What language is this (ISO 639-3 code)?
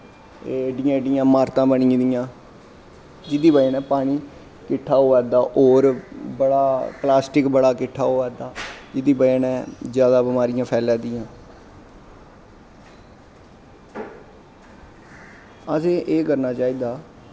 doi